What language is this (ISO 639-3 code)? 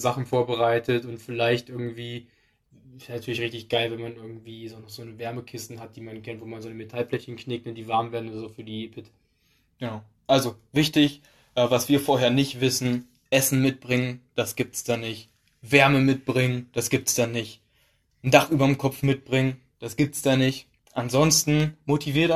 deu